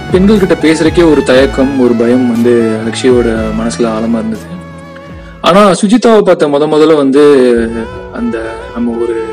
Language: Tamil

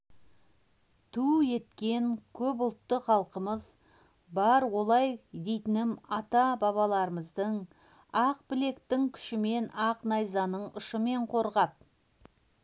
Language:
Kazakh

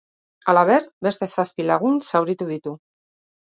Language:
Basque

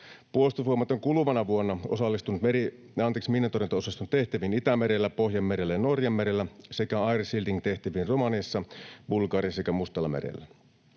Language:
Finnish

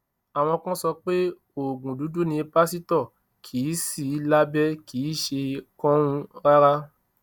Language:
Yoruba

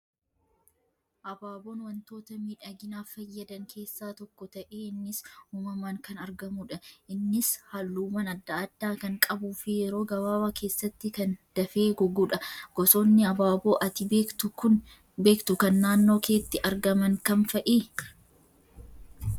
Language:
Oromo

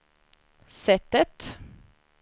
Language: Swedish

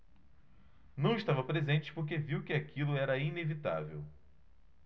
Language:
Portuguese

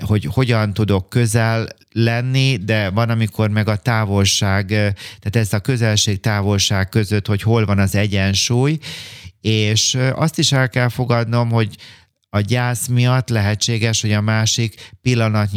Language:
Hungarian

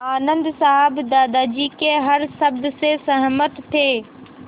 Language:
Hindi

